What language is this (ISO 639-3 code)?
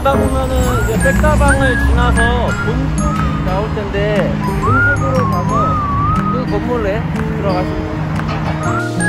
kor